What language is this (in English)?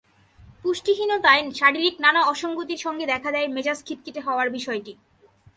Bangla